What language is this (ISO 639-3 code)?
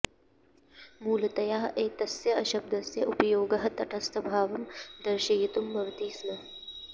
san